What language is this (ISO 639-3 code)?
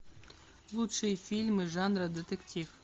rus